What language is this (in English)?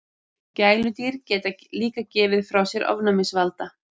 Icelandic